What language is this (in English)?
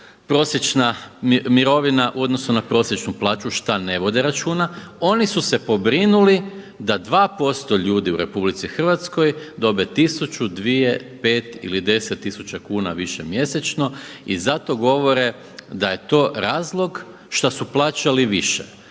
Croatian